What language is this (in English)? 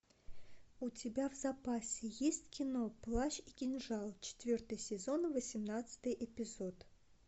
Russian